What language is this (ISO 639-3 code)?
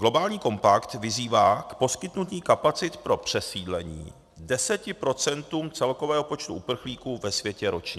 ces